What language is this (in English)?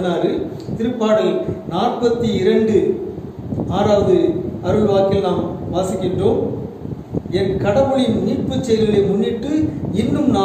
Korean